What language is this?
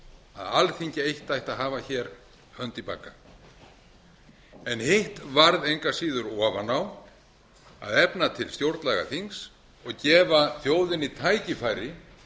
Icelandic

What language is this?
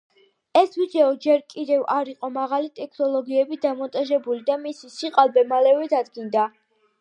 Georgian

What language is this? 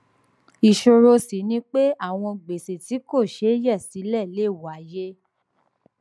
Yoruba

